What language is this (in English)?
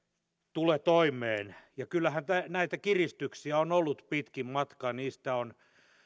Finnish